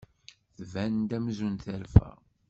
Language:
Kabyle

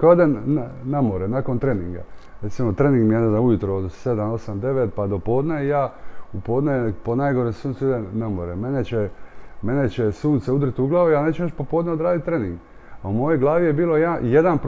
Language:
Croatian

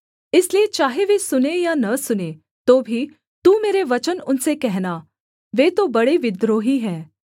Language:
Hindi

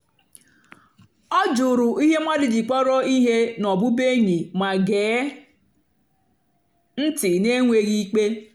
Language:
Igbo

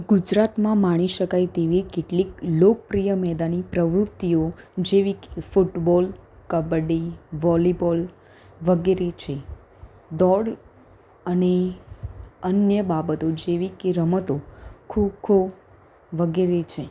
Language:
Gujarati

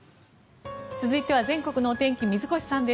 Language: Japanese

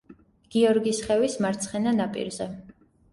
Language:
Georgian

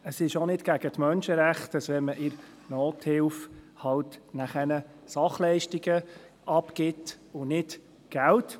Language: Swiss German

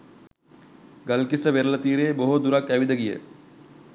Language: Sinhala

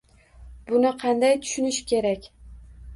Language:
Uzbek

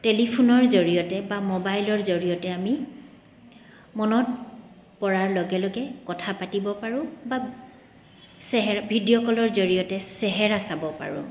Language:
Assamese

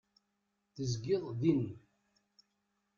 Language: Kabyle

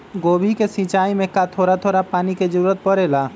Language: Magahi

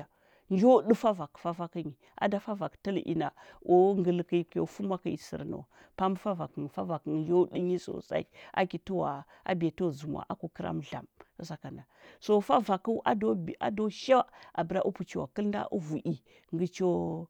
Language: Huba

